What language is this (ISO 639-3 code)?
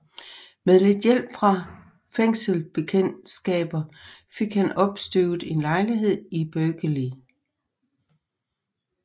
dan